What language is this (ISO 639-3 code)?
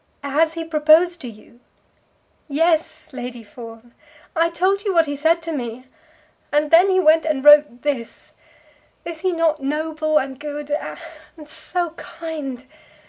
eng